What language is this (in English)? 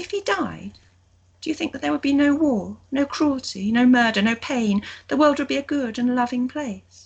English